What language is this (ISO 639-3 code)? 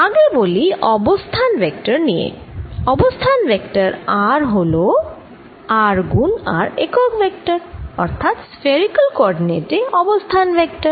ben